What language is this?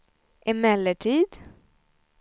Swedish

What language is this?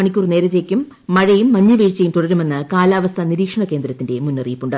Malayalam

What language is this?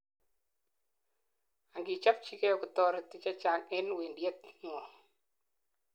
Kalenjin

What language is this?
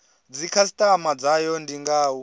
Venda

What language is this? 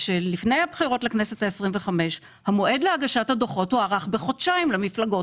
Hebrew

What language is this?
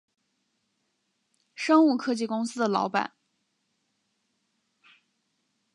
Chinese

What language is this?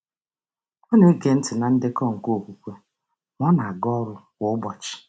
Igbo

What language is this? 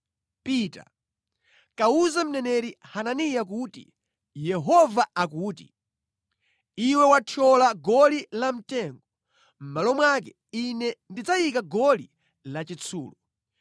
Nyanja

